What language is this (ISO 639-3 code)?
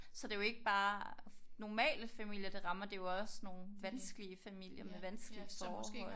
dan